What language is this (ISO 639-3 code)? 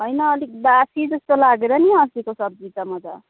nep